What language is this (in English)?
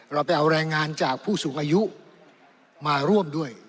Thai